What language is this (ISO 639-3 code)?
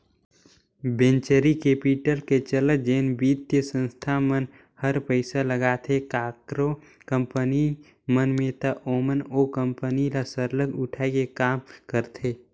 hne